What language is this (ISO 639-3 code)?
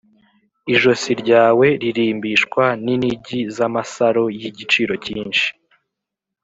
kin